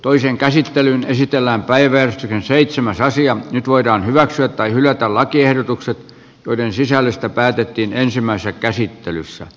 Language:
Finnish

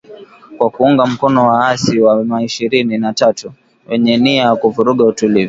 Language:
Swahili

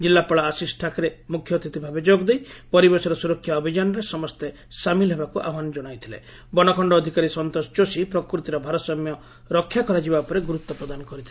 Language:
Odia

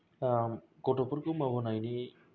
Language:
Bodo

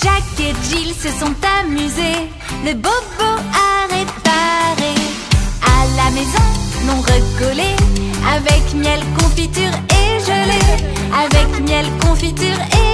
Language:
French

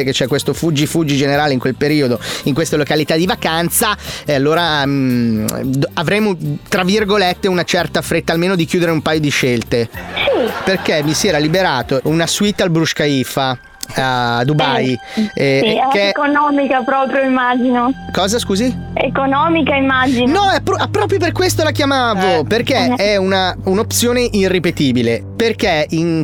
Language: Italian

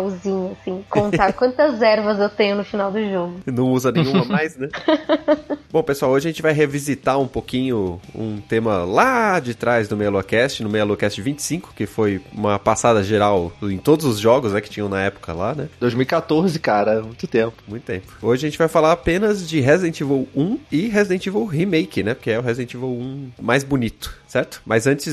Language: Portuguese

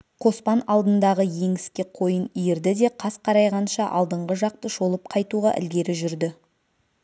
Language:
Kazakh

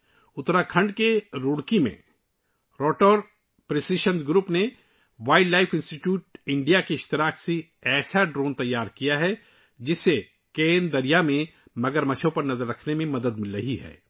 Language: Urdu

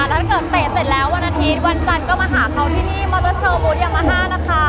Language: Thai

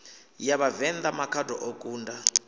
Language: Venda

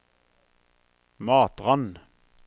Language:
Norwegian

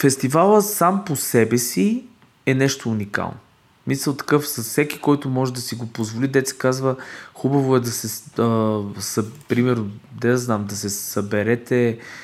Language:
Bulgarian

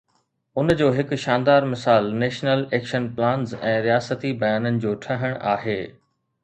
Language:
Sindhi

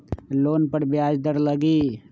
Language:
Magahi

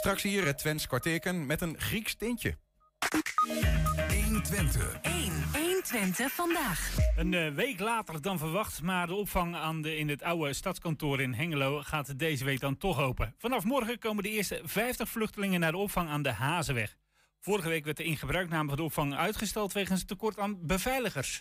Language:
Dutch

